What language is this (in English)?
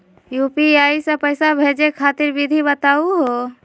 Magahi